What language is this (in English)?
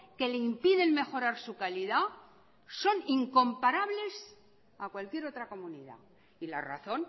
Spanish